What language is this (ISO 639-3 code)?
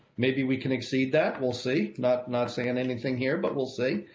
eng